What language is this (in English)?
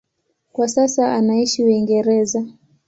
Swahili